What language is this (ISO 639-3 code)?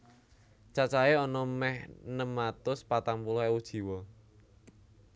jav